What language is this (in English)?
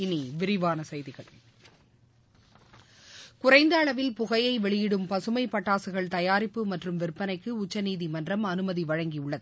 Tamil